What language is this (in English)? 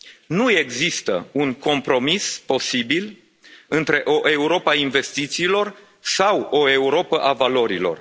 Romanian